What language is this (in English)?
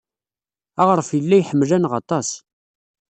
Kabyle